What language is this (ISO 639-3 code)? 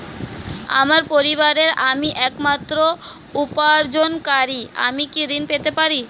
ben